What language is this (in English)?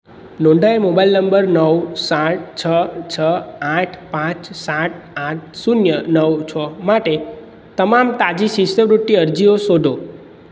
Gujarati